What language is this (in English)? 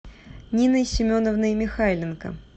Russian